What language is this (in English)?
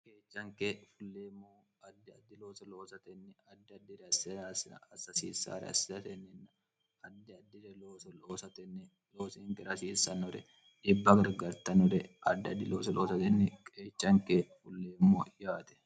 Sidamo